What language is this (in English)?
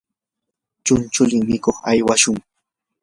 Yanahuanca Pasco Quechua